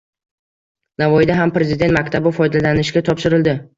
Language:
Uzbek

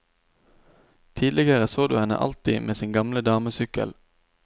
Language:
Norwegian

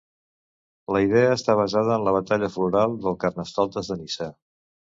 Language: Catalan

